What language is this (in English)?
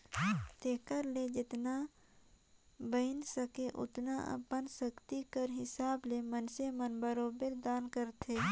Chhattisgarhi